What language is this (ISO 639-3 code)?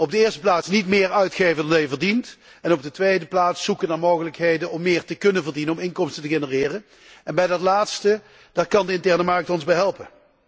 nld